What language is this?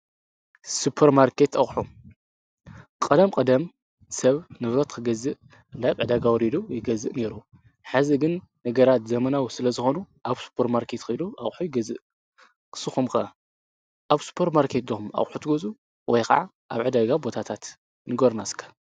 Tigrinya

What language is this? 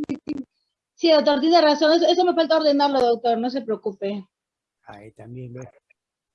Spanish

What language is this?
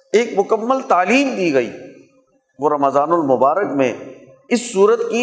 Urdu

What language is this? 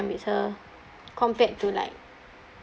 English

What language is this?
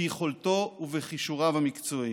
Hebrew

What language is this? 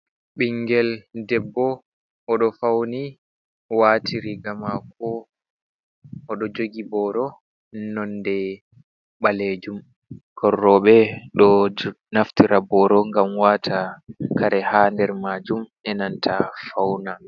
Fula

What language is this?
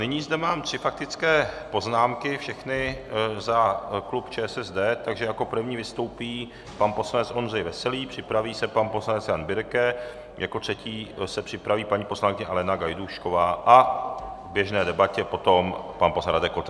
Czech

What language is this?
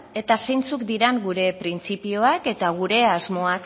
Basque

